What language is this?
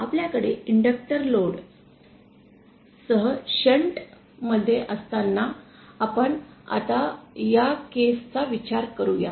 Marathi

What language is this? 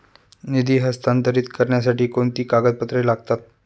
Marathi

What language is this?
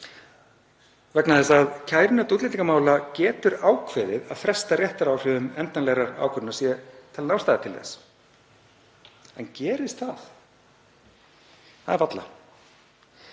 Icelandic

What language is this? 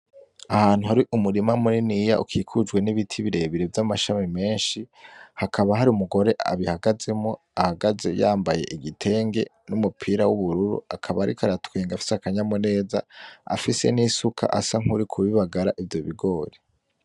Rundi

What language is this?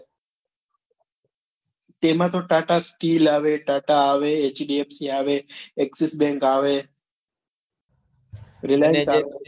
Gujarati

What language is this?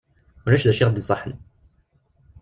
Kabyle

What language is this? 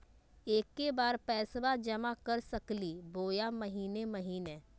Magahi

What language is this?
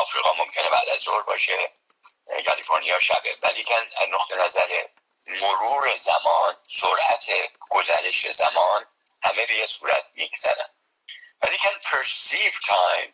Persian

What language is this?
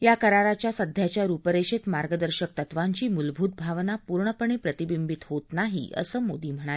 Marathi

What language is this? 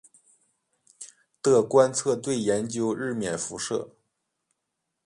Chinese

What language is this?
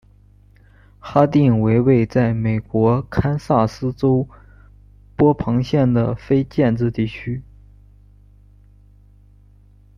Chinese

